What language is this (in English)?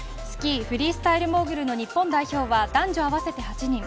Japanese